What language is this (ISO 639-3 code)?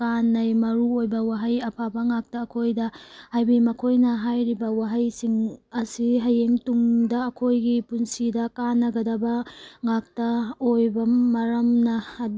mni